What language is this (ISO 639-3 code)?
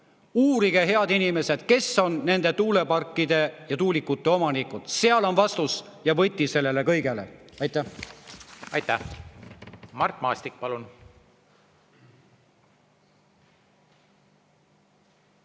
est